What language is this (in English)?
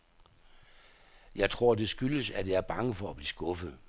Danish